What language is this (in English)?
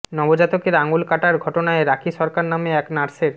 Bangla